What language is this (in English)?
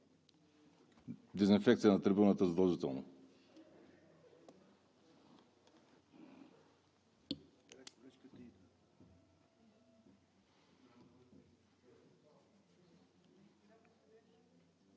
Bulgarian